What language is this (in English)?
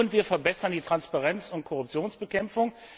German